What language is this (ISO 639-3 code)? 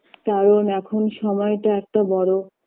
ben